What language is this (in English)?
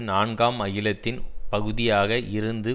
Tamil